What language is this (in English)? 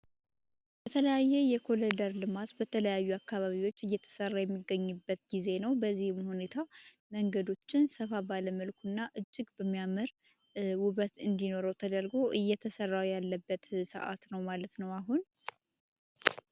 Amharic